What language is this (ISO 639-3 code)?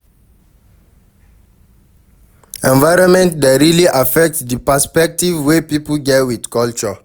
pcm